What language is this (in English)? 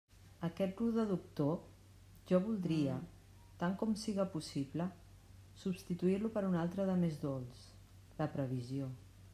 Catalan